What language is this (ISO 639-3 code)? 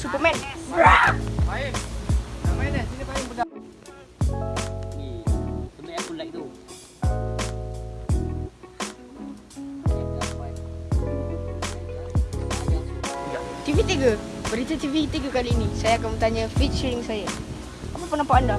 msa